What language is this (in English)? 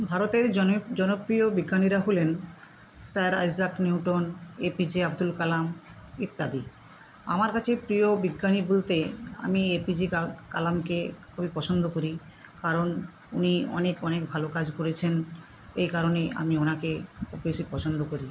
Bangla